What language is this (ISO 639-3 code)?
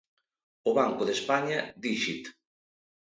glg